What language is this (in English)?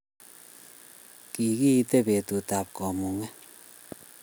Kalenjin